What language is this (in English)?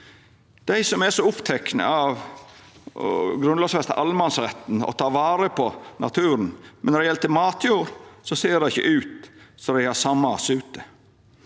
Norwegian